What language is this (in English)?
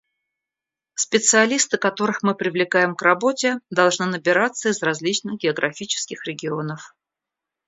Russian